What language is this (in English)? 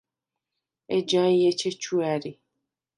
Svan